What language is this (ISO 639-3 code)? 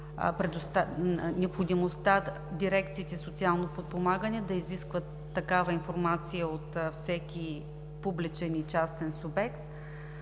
bul